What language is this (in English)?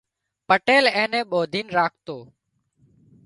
Wadiyara Koli